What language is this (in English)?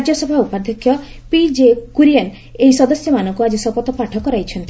Odia